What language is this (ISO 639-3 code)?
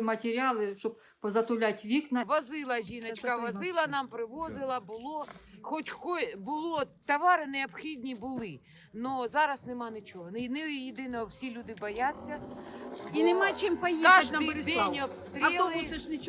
ukr